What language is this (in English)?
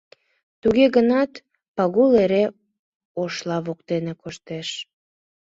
Mari